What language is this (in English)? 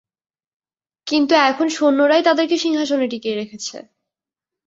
Bangla